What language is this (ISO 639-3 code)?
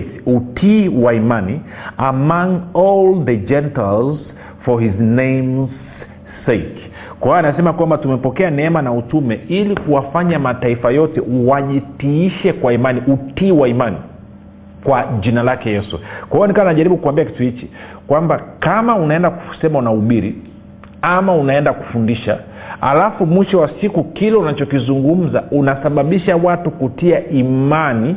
swa